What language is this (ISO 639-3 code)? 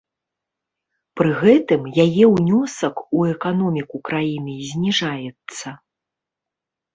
bel